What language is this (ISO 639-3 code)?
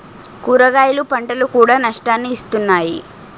tel